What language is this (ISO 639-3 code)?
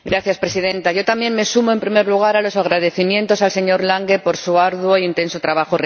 spa